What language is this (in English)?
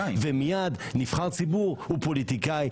Hebrew